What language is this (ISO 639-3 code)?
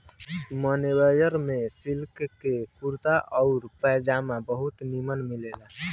bho